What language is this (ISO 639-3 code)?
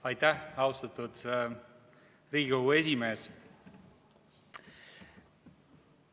est